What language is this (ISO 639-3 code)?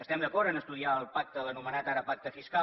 cat